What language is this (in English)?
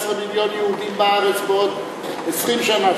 Hebrew